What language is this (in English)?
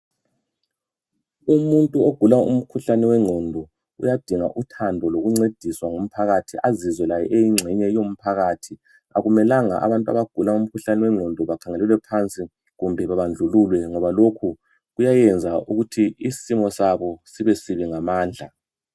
North Ndebele